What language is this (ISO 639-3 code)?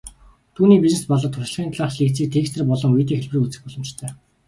mon